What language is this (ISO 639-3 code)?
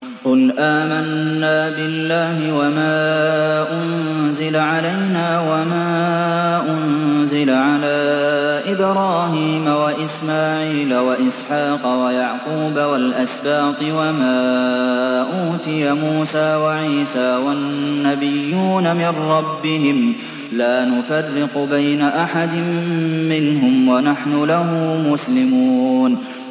ara